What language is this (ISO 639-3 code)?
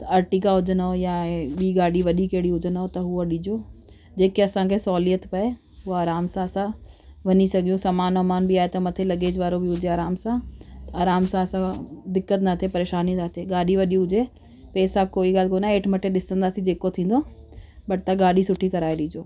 snd